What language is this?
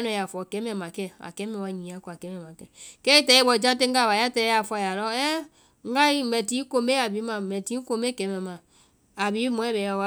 Vai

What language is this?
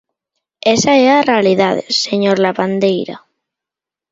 Galician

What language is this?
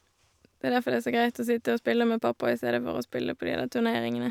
Norwegian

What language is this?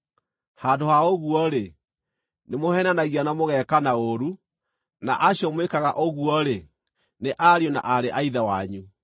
Kikuyu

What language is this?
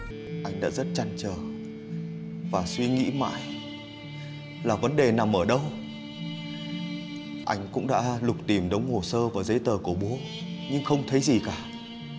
Vietnamese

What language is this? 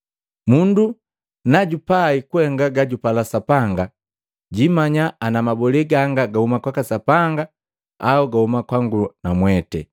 Matengo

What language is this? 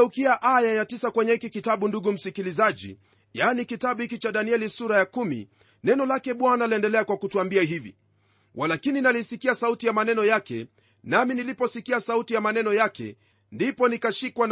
Swahili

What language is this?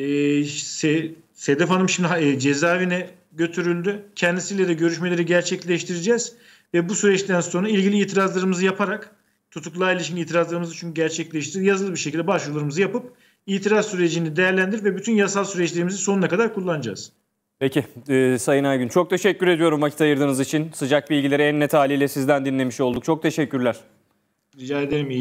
Turkish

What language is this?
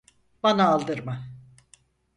Turkish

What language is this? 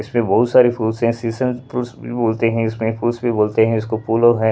Hindi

